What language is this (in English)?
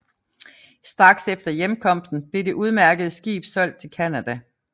Danish